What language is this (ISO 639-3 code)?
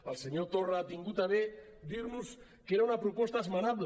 cat